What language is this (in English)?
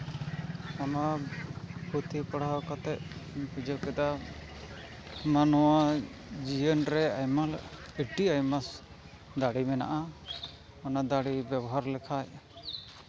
Santali